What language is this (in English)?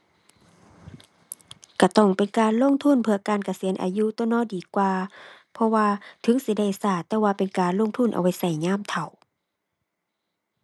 Thai